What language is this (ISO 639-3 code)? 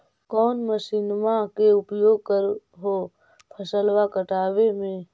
mag